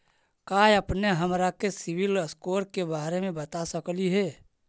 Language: Magahi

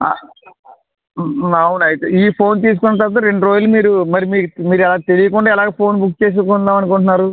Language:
Telugu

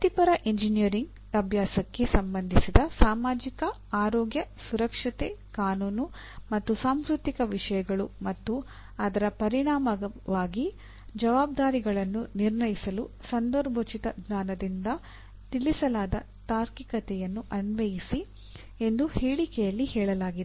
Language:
Kannada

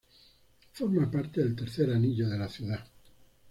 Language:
Spanish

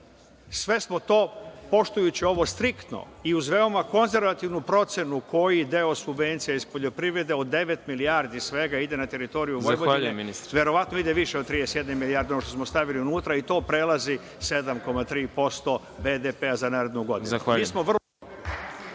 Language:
Serbian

